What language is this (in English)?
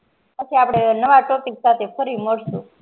Gujarati